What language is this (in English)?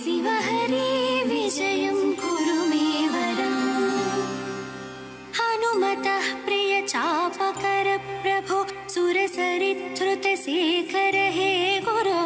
Kannada